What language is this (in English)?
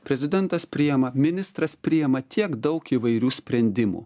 Lithuanian